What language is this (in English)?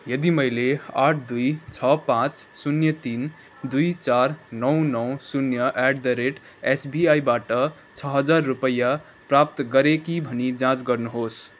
Nepali